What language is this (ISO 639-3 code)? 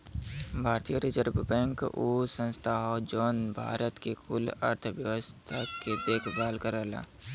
bho